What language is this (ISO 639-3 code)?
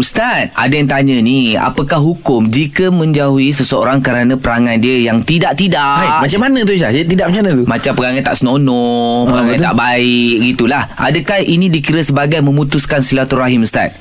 msa